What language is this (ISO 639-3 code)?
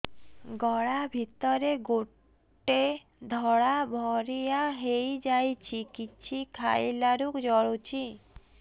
ori